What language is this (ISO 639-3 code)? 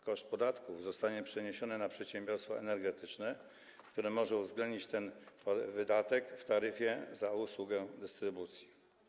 pol